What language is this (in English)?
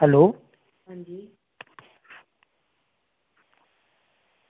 Dogri